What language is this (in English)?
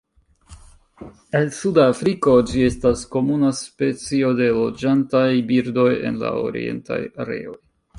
Esperanto